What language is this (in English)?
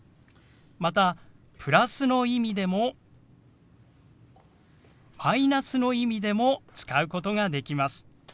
Japanese